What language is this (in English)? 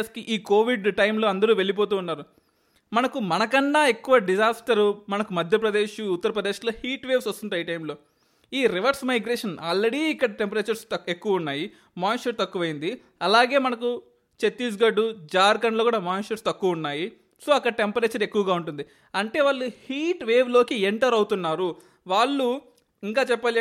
Telugu